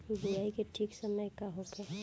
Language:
Bhojpuri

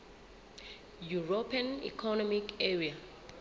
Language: Southern Sotho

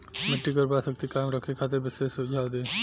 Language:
Bhojpuri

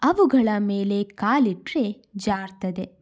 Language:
Kannada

